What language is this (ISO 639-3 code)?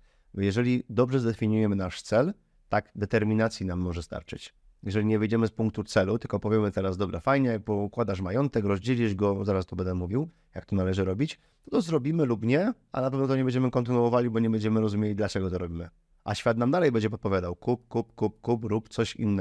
pol